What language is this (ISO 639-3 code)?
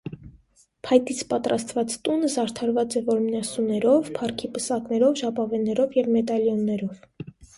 hye